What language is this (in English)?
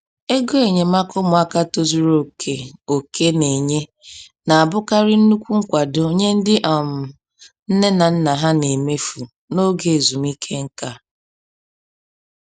Igbo